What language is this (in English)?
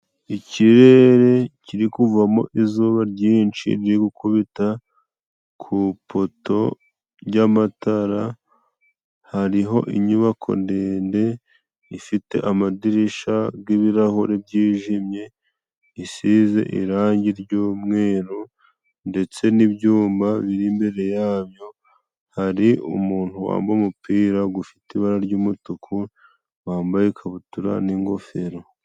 Kinyarwanda